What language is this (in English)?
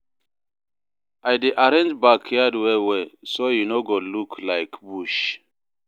Nigerian Pidgin